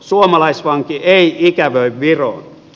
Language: Finnish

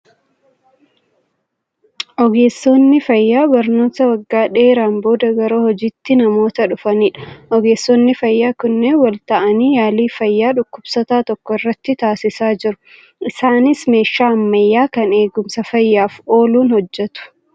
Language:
Oromo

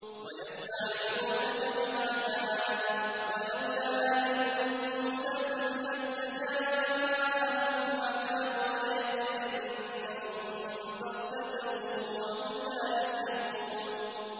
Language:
Arabic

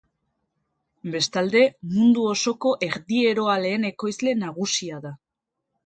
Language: Basque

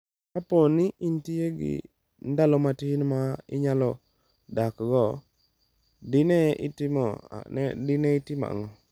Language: Luo (Kenya and Tanzania)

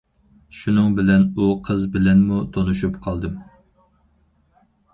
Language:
Uyghur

